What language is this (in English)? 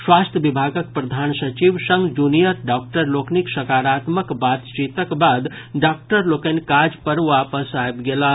Maithili